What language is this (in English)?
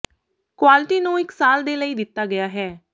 Punjabi